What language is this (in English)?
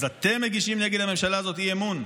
Hebrew